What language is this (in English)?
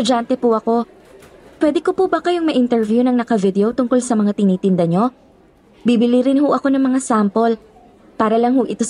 Filipino